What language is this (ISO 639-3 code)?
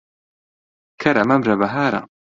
ckb